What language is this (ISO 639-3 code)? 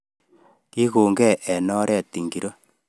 kln